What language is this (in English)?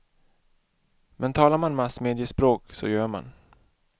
Swedish